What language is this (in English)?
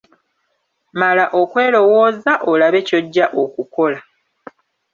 Ganda